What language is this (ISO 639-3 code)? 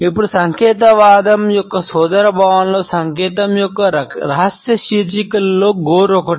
tel